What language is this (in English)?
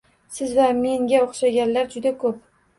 Uzbek